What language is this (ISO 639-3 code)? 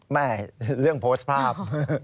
tha